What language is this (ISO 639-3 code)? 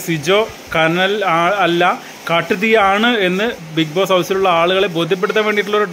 mal